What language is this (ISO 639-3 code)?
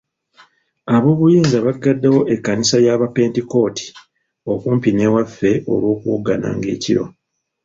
lug